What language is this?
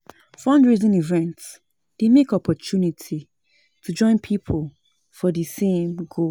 Nigerian Pidgin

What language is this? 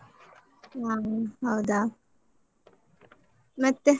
Kannada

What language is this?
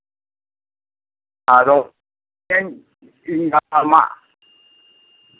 Santali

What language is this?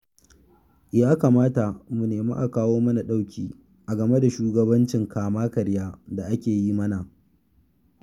Hausa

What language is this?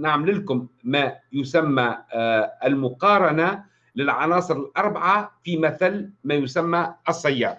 Arabic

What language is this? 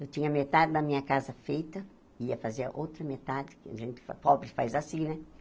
Portuguese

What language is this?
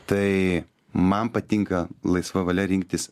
Lithuanian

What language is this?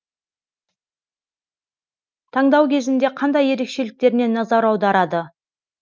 Kazakh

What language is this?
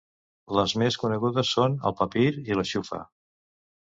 Catalan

